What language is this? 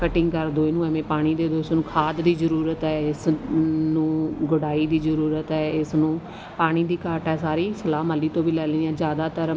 Punjabi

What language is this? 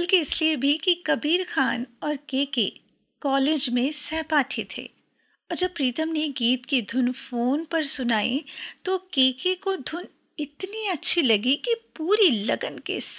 Hindi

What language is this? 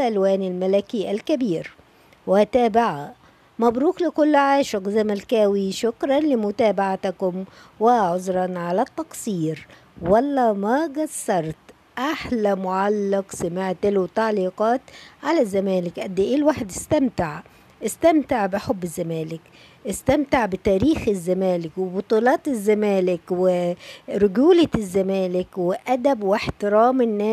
Arabic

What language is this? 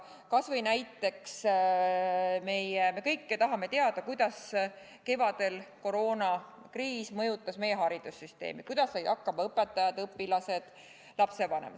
Estonian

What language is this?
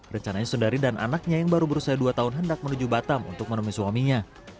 Indonesian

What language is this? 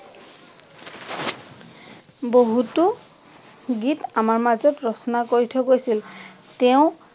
Assamese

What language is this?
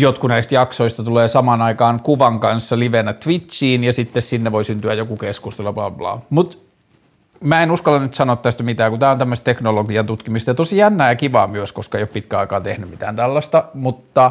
Finnish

